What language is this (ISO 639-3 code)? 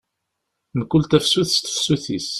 kab